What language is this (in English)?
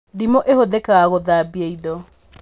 Kikuyu